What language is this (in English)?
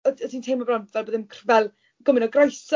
Welsh